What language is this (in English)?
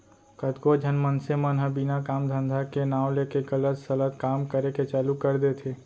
Chhattisgarhi